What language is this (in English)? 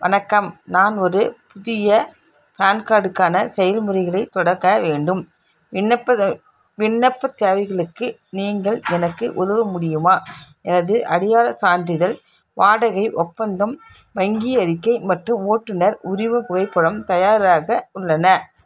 Tamil